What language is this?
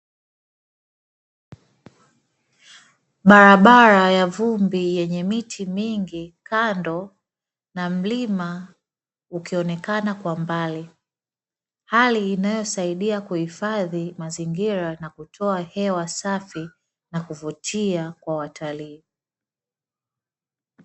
Swahili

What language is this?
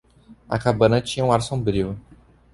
Portuguese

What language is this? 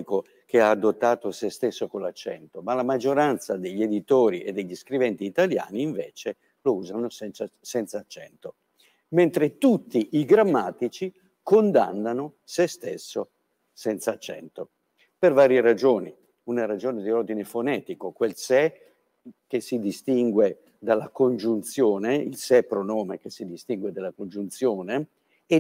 Italian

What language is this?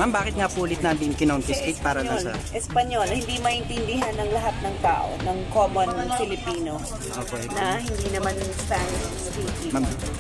Filipino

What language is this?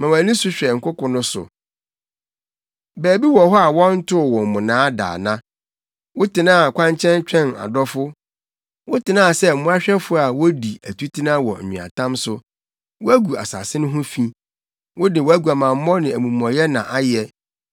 Akan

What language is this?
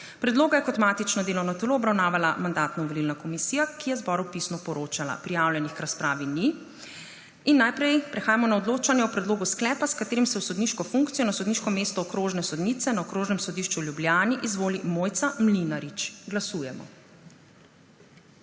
Slovenian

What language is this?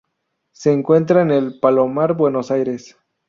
Spanish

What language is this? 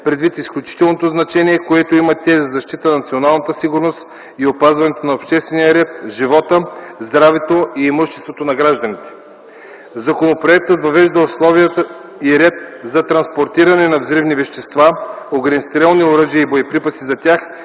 Bulgarian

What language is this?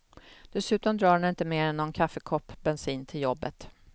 Swedish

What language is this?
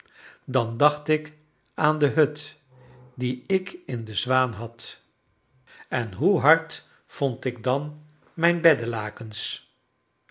Dutch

